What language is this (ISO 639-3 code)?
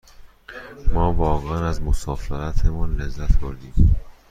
fas